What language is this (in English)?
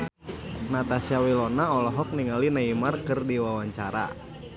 Sundanese